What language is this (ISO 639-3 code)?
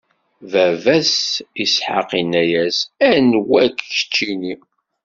kab